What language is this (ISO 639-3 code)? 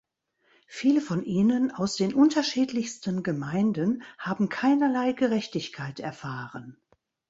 deu